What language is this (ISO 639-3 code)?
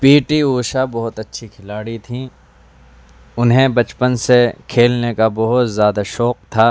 urd